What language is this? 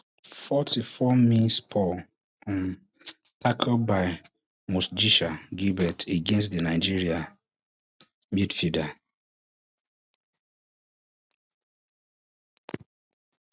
Nigerian Pidgin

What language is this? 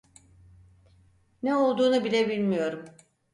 Turkish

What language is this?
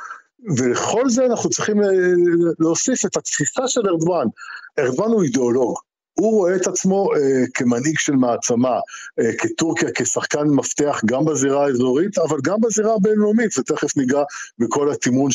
Hebrew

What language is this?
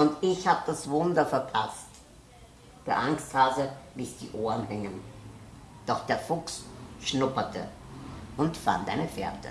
German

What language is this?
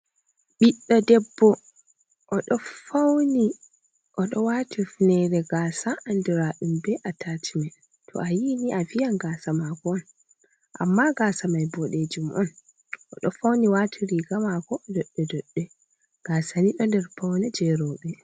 Fula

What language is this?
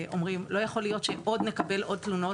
Hebrew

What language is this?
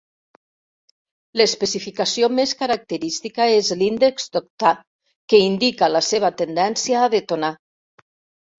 Catalan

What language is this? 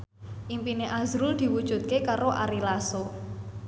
Javanese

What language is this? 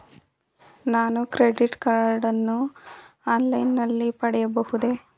Kannada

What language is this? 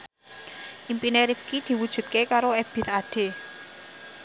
Javanese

